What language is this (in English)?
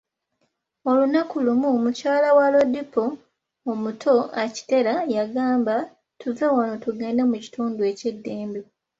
Ganda